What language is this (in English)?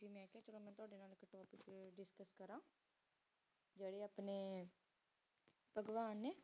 Punjabi